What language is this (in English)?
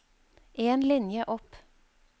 Norwegian